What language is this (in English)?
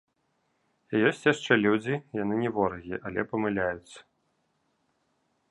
Belarusian